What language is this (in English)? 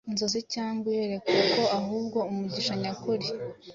Kinyarwanda